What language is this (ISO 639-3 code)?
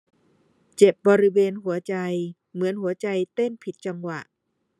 tha